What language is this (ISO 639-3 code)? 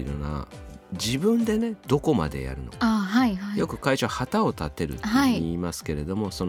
jpn